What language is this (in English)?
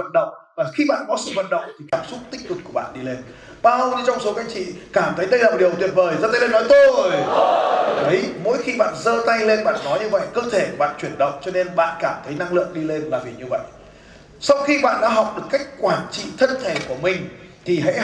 Vietnamese